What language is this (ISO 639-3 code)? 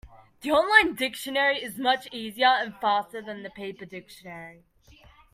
eng